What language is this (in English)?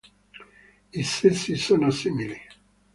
Italian